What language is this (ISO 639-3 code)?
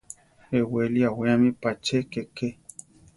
tar